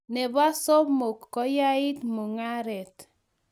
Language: Kalenjin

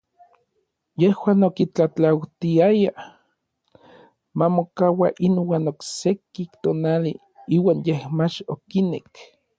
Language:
Orizaba Nahuatl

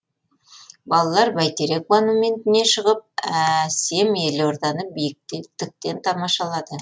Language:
Kazakh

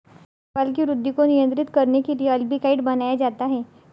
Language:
Marathi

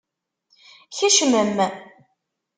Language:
Kabyle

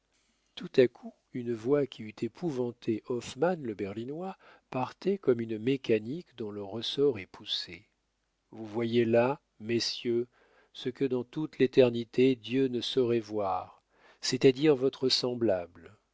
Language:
French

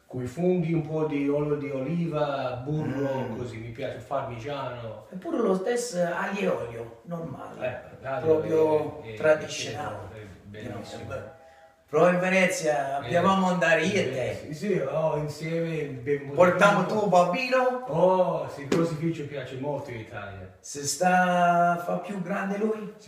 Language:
Italian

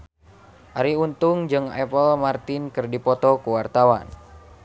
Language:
Sundanese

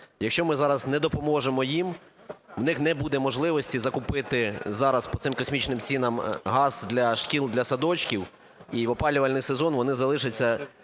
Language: Ukrainian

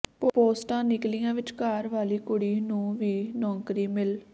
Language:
Punjabi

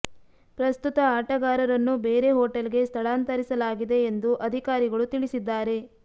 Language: Kannada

